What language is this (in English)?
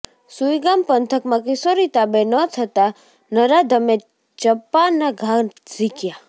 Gujarati